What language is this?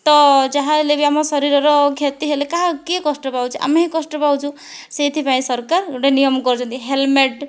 Odia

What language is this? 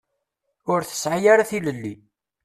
Kabyle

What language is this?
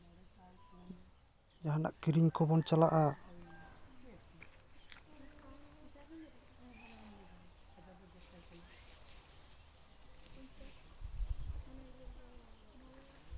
Santali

